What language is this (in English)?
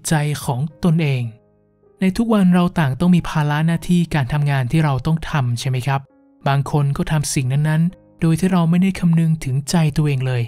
Thai